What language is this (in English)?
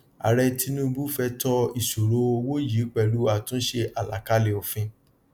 Yoruba